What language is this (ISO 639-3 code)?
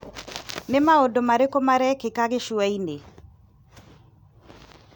kik